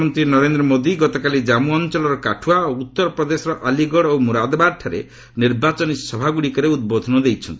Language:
Odia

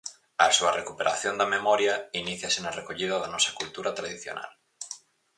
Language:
Galician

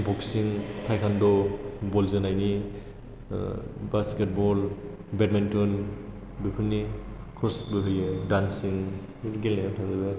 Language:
Bodo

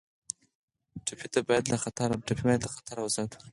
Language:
Pashto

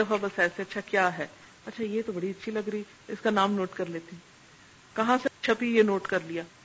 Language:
Urdu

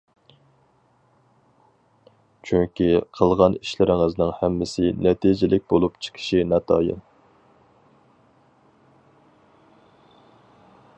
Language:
Uyghur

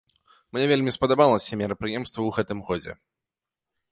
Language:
Belarusian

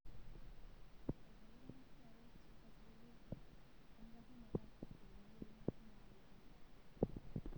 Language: Masai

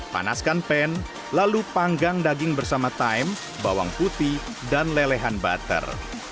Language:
Indonesian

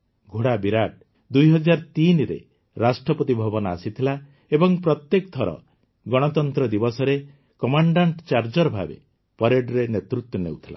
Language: Odia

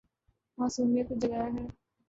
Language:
Urdu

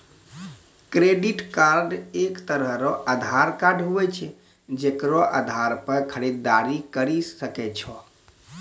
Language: Maithili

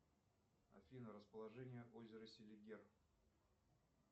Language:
Russian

